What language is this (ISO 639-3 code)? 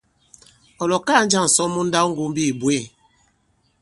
abb